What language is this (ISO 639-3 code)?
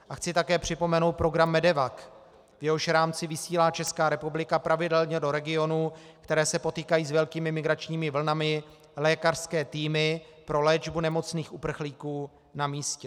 ces